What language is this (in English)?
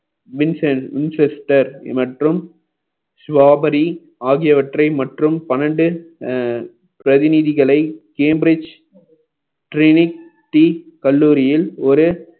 Tamil